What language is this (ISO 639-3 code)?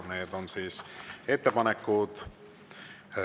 est